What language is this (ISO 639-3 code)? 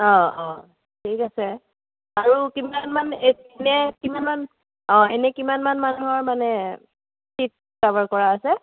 asm